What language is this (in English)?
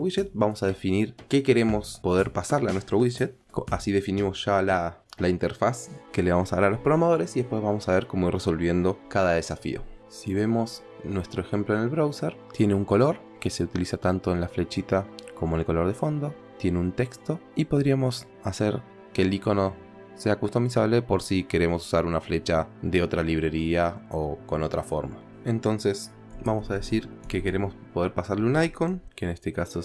Spanish